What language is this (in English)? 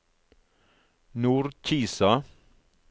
Norwegian